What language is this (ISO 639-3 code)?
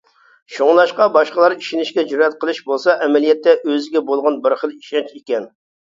uig